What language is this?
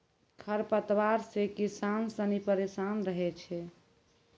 Maithili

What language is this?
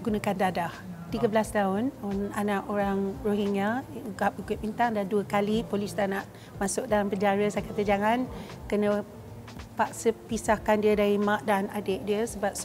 Malay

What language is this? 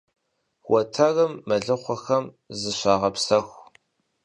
Kabardian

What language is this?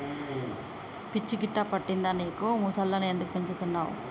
Telugu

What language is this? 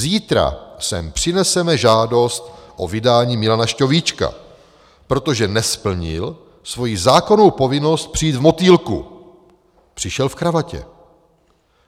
Czech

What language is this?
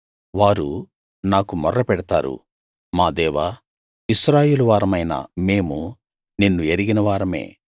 Telugu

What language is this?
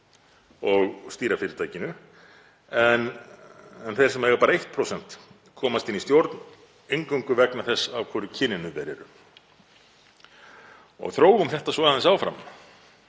Icelandic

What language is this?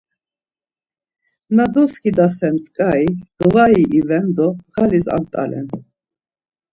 Laz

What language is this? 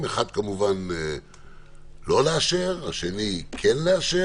Hebrew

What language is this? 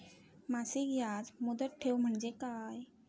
Marathi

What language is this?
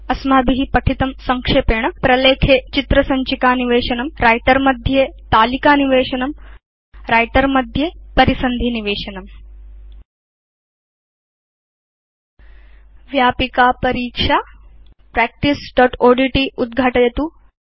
Sanskrit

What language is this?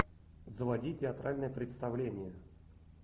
Russian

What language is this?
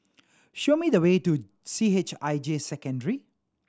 English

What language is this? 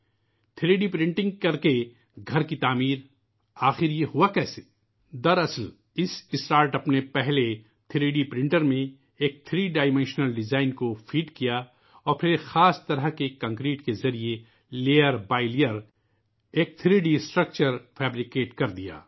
Urdu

